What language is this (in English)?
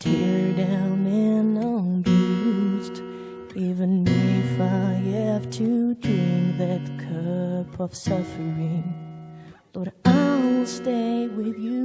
French